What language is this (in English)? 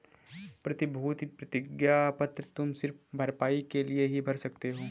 Hindi